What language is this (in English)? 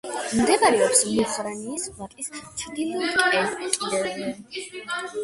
Georgian